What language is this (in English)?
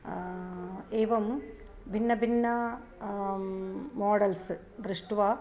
Sanskrit